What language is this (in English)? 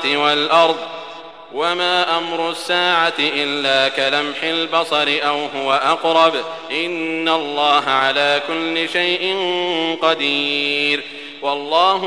Arabic